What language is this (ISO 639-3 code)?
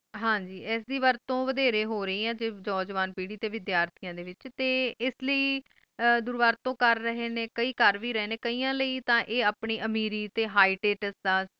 pan